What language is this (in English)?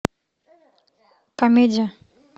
Russian